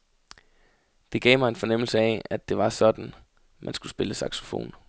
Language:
Danish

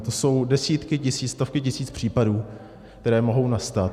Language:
Czech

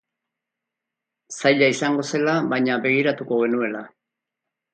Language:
Basque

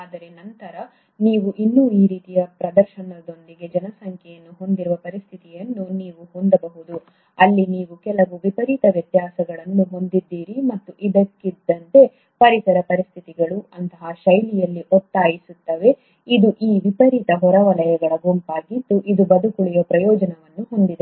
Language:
Kannada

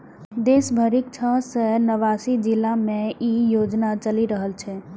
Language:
Maithili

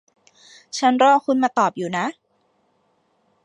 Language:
Thai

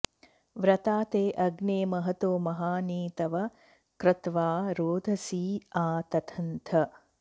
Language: Sanskrit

